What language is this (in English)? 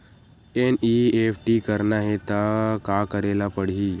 Chhattisgarhi